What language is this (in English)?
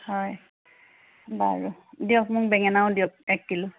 Assamese